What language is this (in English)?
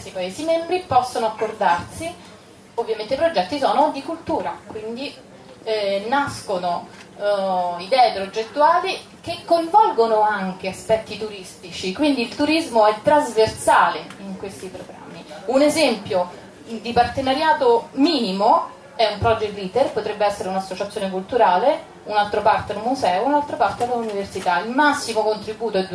Italian